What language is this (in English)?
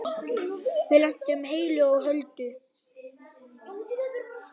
Icelandic